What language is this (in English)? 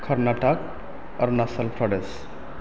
Bodo